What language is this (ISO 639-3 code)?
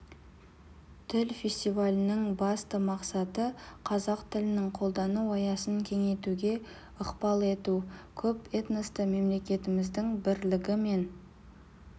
kaz